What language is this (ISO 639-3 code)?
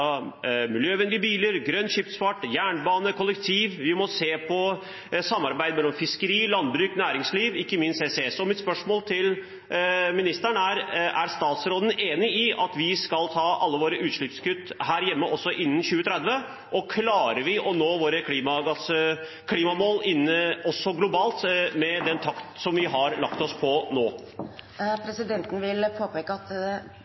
nor